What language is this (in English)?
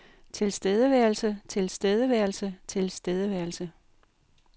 Danish